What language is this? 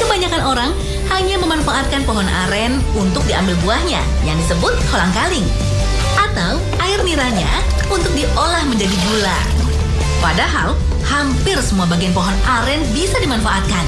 Indonesian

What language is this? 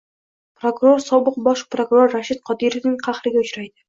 Uzbek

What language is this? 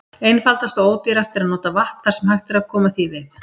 Icelandic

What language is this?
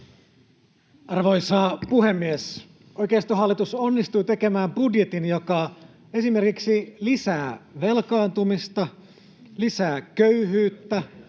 Finnish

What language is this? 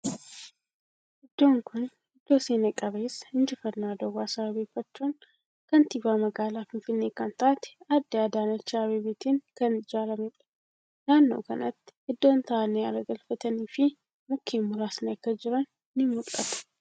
Oromo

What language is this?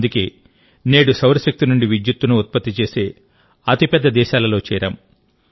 Telugu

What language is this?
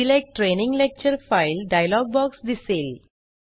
Marathi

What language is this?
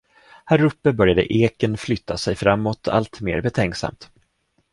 Swedish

